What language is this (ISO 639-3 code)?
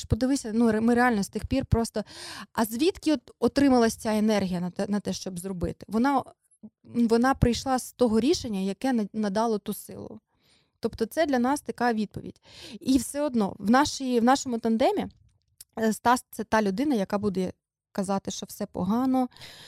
ukr